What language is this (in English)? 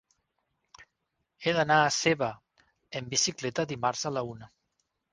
Catalan